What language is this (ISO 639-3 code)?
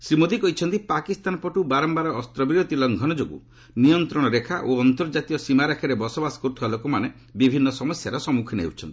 ori